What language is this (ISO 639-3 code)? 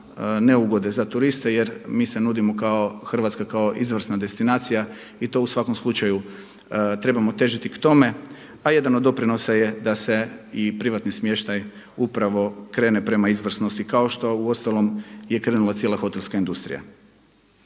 hrv